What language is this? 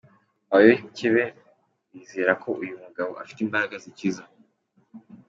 Kinyarwanda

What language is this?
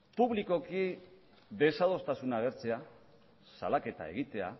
Basque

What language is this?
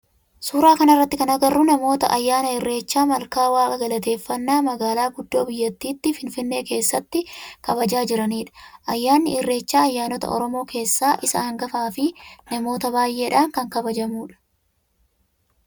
Oromo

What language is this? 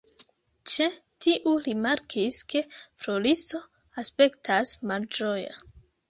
Esperanto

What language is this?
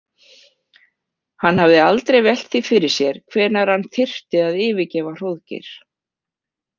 Icelandic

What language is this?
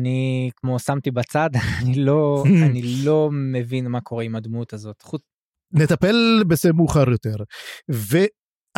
Hebrew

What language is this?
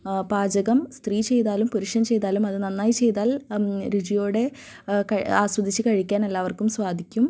Malayalam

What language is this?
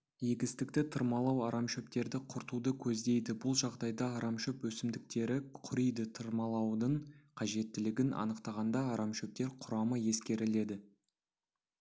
Kazakh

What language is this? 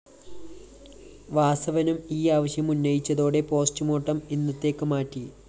Malayalam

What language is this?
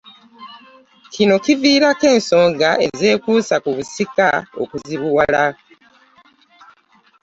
Ganda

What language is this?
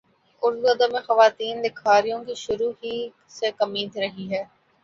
Urdu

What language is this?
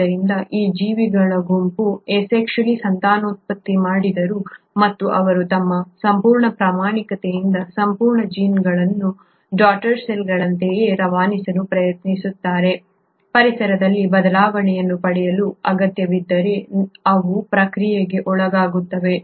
Kannada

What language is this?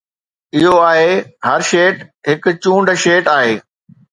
Sindhi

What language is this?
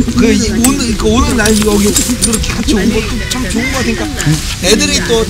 Korean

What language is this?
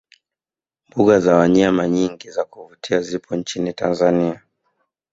Swahili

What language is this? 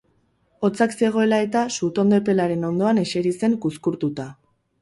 Basque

